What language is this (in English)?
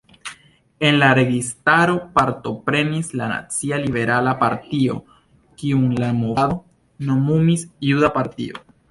Esperanto